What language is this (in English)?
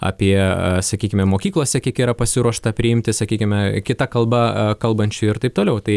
Lithuanian